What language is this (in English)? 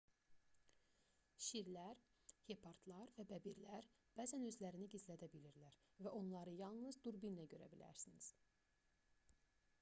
Azerbaijani